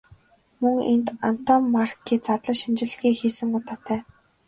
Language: Mongolian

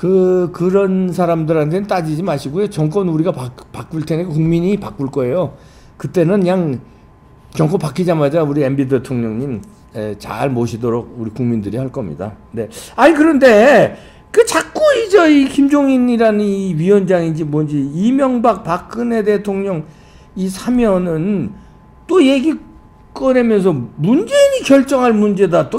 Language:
Korean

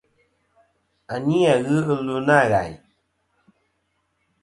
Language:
Kom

